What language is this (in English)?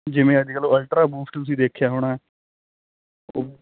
Punjabi